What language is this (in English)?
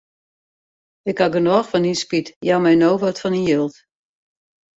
Western Frisian